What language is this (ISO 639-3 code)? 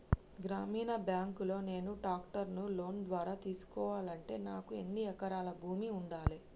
tel